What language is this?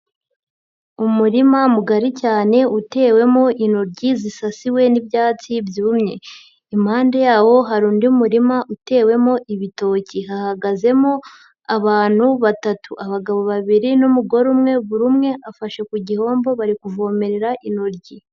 Kinyarwanda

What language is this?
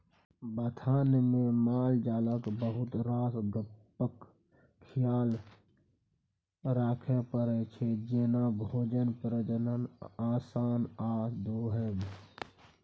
Maithili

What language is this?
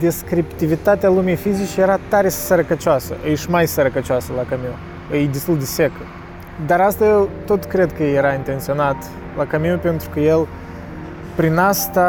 Romanian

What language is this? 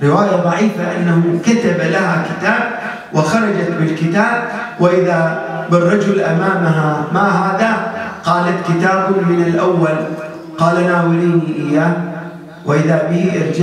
Arabic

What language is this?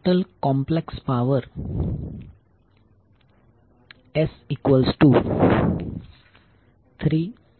Gujarati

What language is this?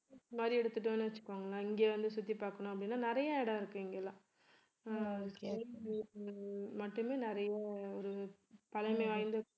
Tamil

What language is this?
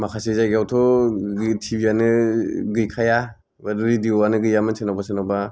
Bodo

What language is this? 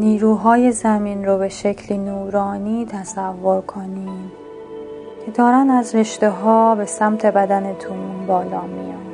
Persian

